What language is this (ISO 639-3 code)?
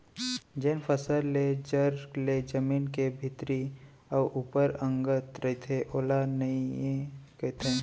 hne